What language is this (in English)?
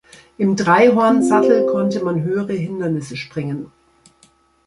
German